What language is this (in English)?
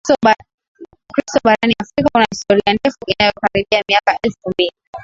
Swahili